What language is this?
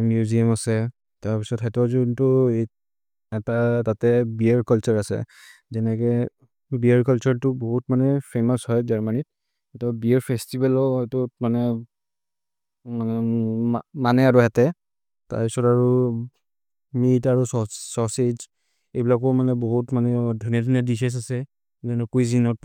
Maria (India)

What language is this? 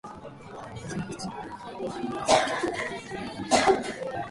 Japanese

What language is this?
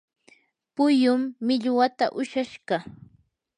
Yanahuanca Pasco Quechua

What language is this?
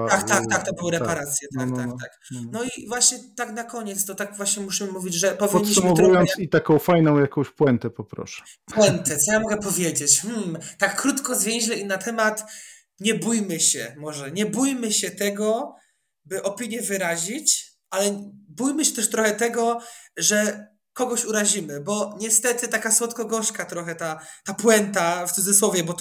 Polish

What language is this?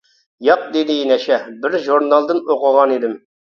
Uyghur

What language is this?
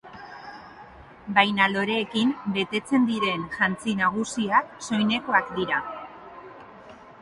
Basque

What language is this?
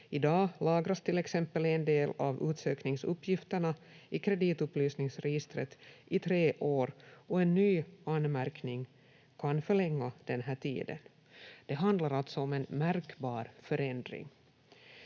Finnish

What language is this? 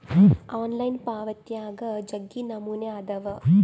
Kannada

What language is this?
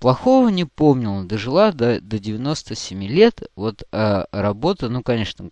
Russian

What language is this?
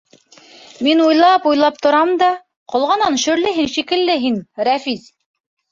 Bashkir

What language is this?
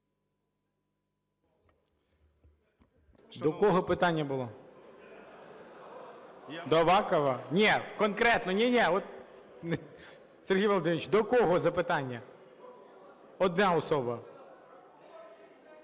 Ukrainian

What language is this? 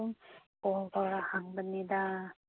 Manipuri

